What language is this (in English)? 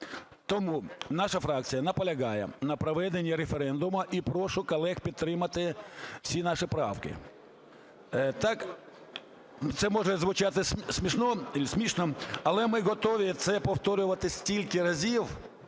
Ukrainian